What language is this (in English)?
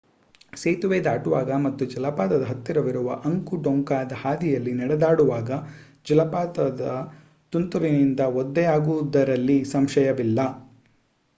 Kannada